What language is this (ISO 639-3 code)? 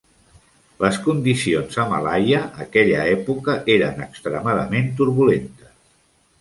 cat